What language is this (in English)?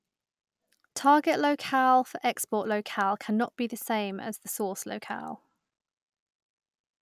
English